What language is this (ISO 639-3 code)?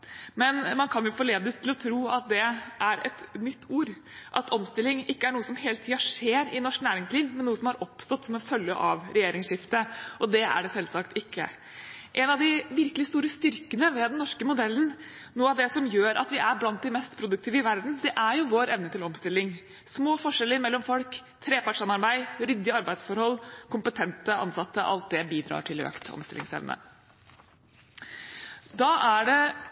nob